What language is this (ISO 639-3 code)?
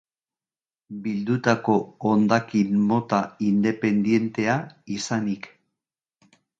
eus